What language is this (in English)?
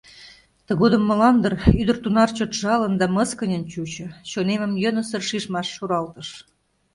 Mari